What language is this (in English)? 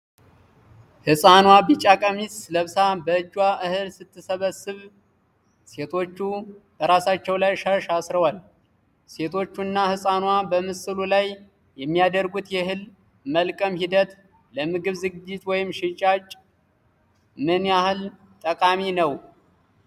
Amharic